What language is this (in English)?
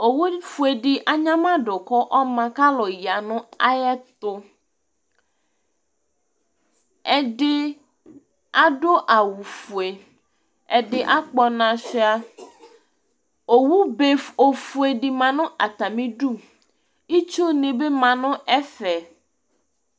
Ikposo